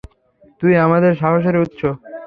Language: Bangla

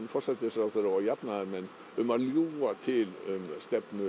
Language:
Icelandic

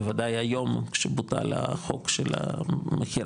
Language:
Hebrew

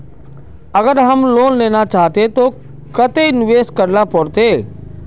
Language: Magahi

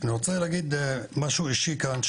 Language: Hebrew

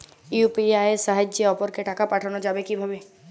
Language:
Bangla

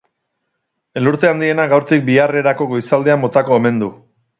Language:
Basque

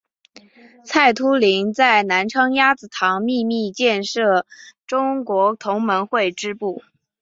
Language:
Chinese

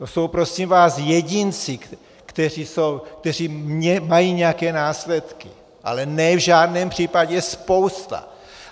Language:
Czech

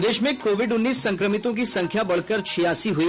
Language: Hindi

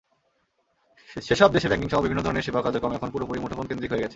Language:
Bangla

